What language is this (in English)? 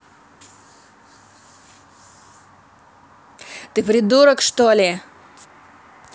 Russian